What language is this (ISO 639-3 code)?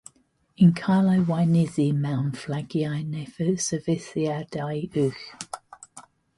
cym